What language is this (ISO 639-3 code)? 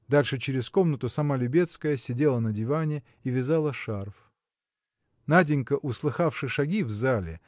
rus